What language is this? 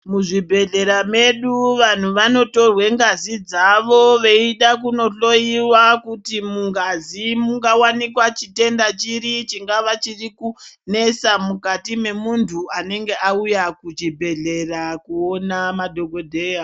Ndau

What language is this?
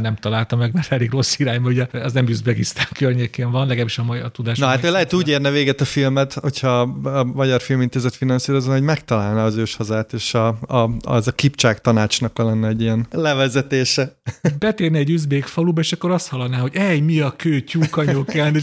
Hungarian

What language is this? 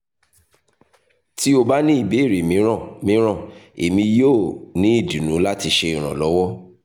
Yoruba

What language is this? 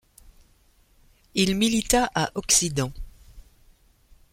French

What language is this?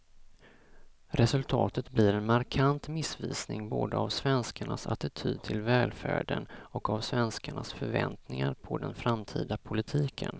Swedish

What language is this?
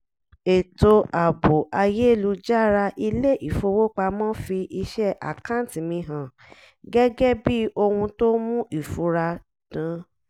Yoruba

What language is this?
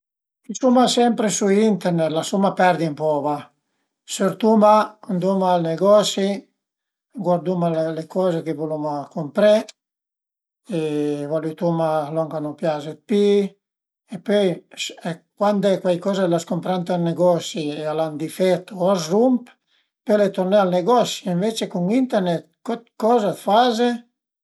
Piedmontese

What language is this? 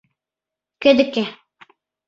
Mari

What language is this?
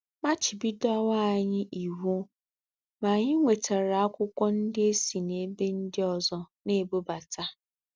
Igbo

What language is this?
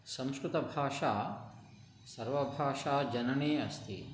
Sanskrit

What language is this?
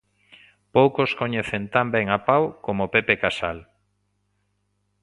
Galician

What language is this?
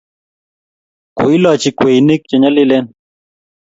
Kalenjin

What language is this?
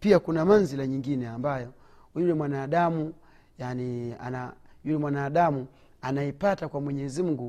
Swahili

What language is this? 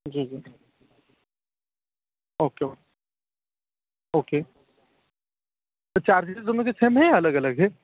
Hindi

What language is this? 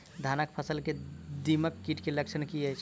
Maithili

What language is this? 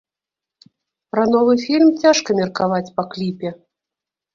Belarusian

